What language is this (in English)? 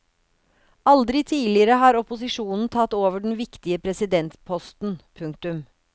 Norwegian